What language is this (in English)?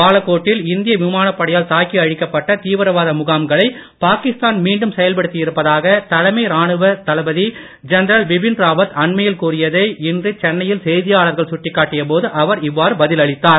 Tamil